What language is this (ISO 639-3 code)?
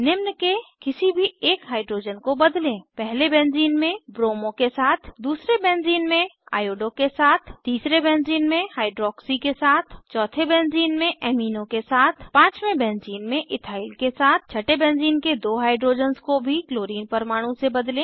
hin